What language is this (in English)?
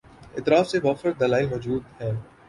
Urdu